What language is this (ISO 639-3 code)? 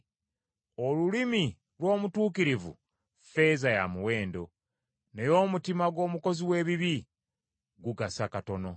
lug